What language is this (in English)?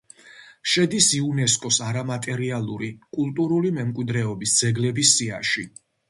Georgian